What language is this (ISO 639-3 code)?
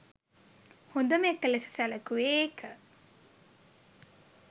sin